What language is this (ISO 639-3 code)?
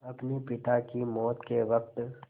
hin